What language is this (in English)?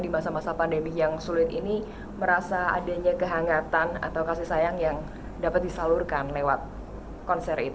Indonesian